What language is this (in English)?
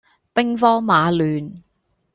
Cantonese